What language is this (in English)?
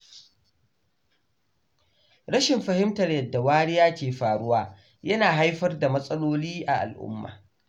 Hausa